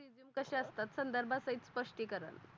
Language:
Marathi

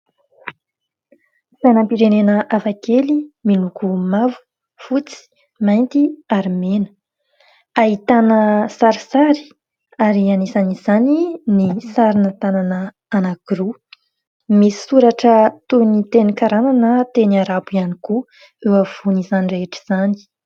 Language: Malagasy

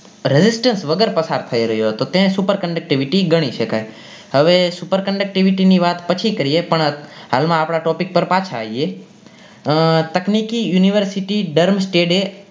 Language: Gujarati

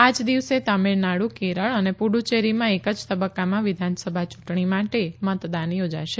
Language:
Gujarati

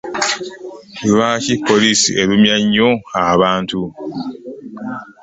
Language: Ganda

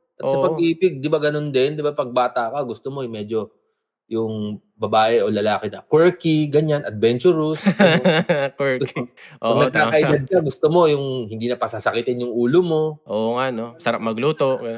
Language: Filipino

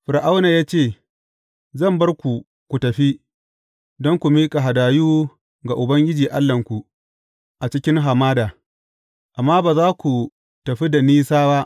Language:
Hausa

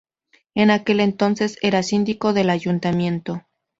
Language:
Spanish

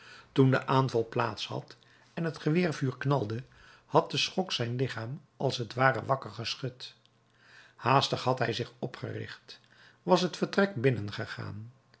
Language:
Dutch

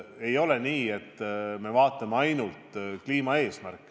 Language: Estonian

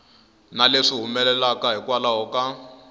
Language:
Tsonga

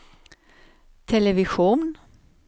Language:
Swedish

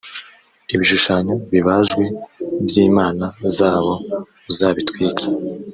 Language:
Kinyarwanda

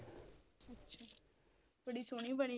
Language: Punjabi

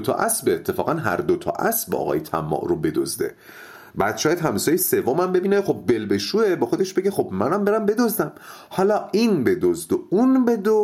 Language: Persian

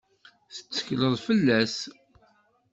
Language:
Kabyle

